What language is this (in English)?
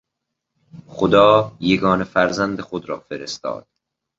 Persian